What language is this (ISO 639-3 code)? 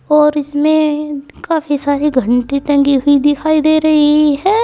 hin